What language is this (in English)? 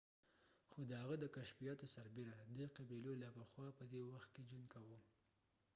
Pashto